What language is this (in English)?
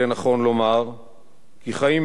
Hebrew